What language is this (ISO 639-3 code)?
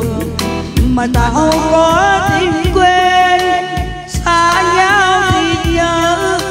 tha